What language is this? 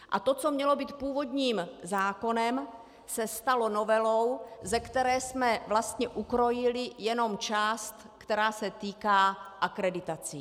Czech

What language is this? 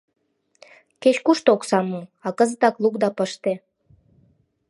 Mari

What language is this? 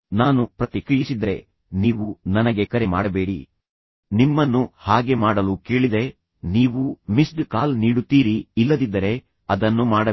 Kannada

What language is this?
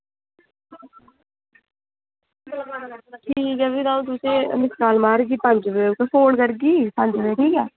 Dogri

